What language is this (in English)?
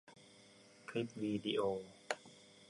Thai